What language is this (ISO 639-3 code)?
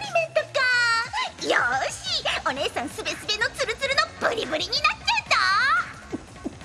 jpn